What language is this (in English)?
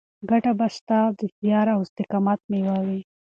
Pashto